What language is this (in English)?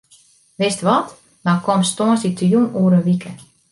Western Frisian